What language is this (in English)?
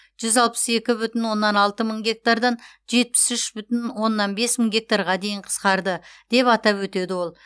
Kazakh